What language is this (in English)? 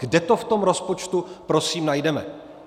Czech